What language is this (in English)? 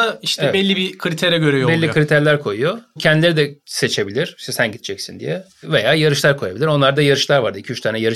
Turkish